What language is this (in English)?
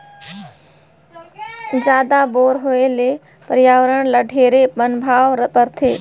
Chhattisgarhi